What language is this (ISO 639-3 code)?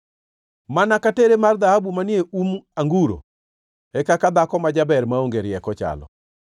luo